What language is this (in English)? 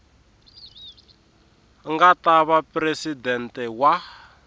Tsonga